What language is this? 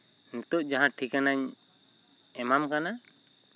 Santali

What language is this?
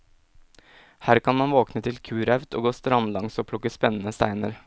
Norwegian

